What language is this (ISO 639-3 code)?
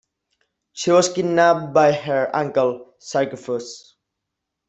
eng